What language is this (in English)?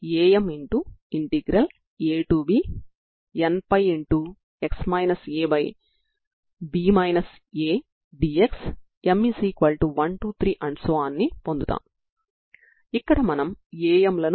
Telugu